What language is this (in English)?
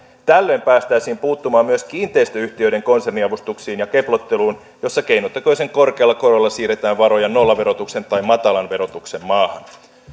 Finnish